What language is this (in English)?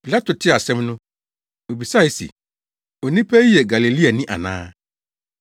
Akan